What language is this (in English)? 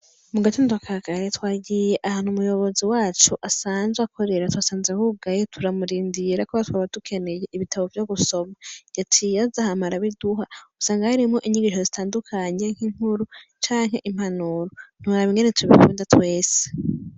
Rundi